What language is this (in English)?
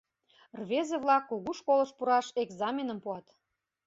Mari